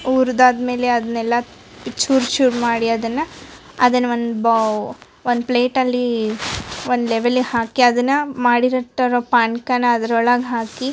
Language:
Kannada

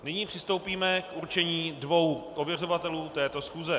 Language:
Czech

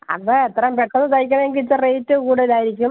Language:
Malayalam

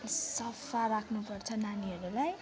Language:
Nepali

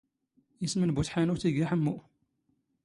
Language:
Standard Moroccan Tamazight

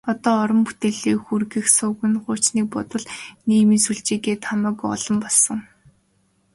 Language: Mongolian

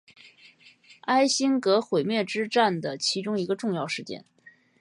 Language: Chinese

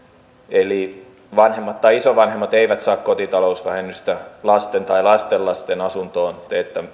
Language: Finnish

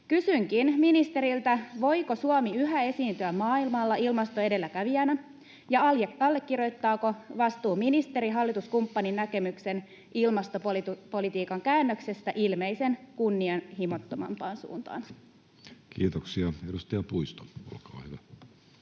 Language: Finnish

